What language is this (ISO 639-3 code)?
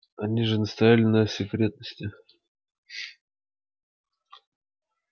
rus